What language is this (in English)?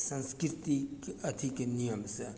Maithili